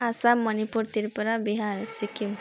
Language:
Nepali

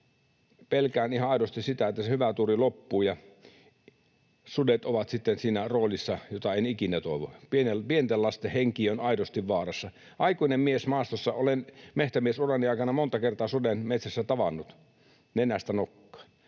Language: Finnish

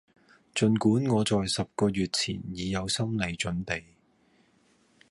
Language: Cantonese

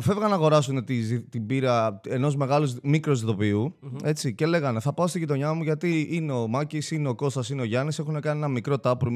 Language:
Greek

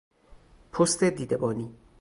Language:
Persian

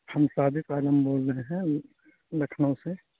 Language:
Urdu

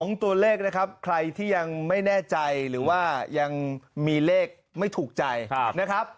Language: Thai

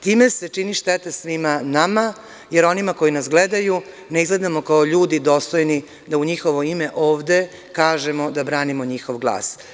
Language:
Serbian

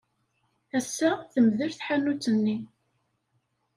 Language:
Kabyle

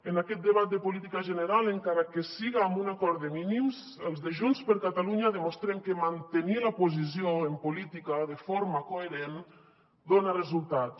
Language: Catalan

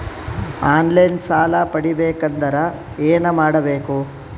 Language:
Kannada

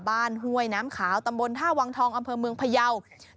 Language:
Thai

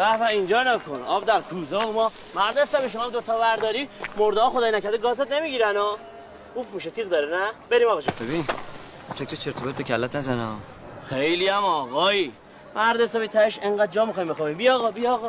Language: Persian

